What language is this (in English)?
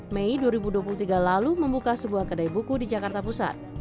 Indonesian